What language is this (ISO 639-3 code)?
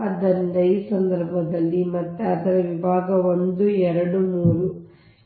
kan